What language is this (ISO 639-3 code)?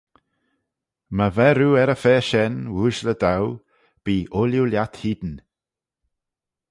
glv